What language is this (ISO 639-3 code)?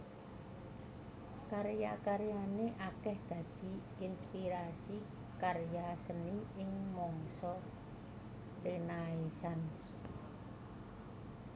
jav